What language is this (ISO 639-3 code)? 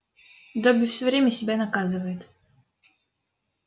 rus